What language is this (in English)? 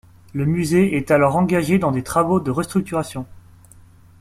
French